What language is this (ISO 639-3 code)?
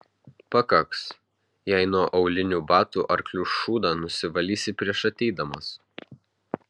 lit